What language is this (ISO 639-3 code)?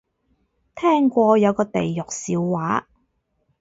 yue